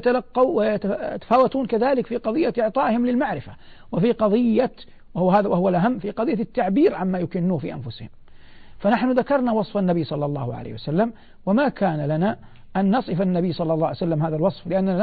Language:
Arabic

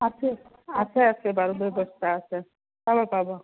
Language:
Assamese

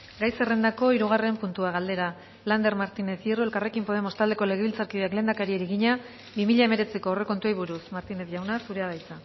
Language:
Basque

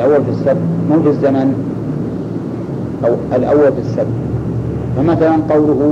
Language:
Arabic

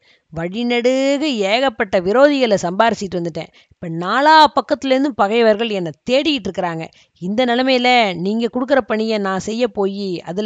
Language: Tamil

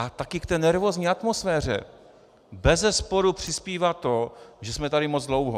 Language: Czech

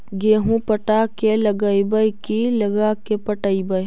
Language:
Magahi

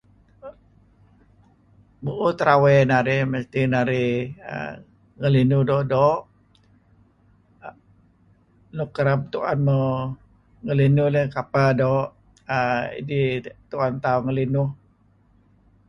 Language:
Kelabit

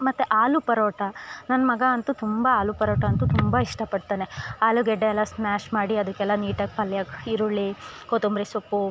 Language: Kannada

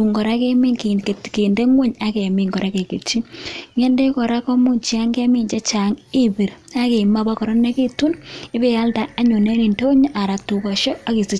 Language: Kalenjin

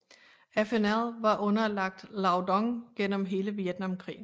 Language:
Danish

